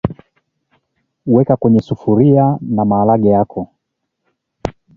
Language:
Swahili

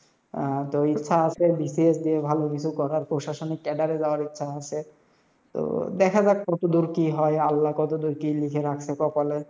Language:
Bangla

